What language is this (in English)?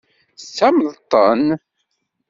Kabyle